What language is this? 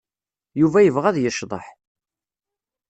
Kabyle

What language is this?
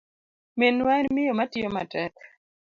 Luo (Kenya and Tanzania)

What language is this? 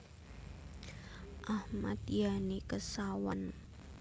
Javanese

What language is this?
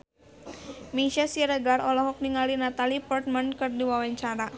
Sundanese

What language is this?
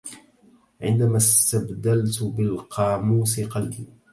Arabic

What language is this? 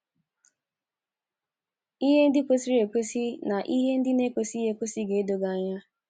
Igbo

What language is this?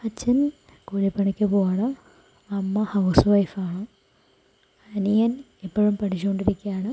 Malayalam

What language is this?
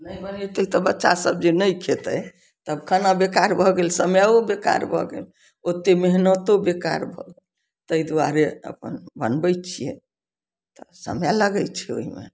Maithili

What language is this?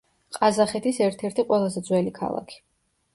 Georgian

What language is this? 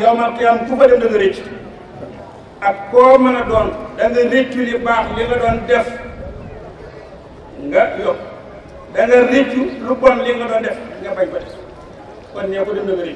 Arabic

